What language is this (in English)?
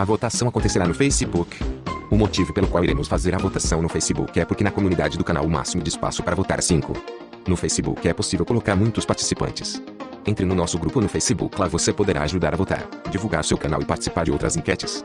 Portuguese